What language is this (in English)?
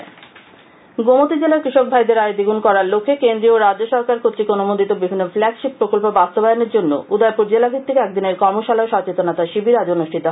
Bangla